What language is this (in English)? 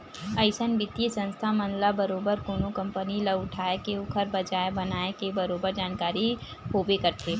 Chhattisgarhi